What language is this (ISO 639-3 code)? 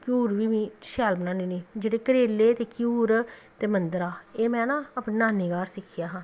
doi